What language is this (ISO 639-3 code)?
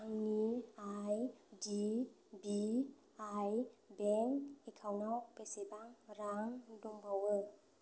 brx